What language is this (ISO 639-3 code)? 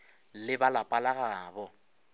nso